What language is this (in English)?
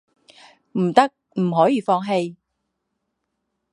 Chinese